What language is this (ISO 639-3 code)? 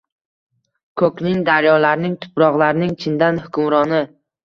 uzb